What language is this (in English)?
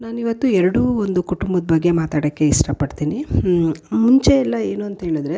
Kannada